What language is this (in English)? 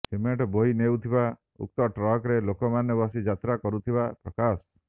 Odia